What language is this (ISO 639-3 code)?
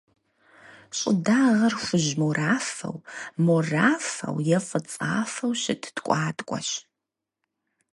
kbd